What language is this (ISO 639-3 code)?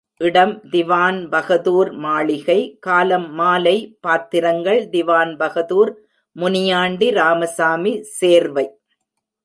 tam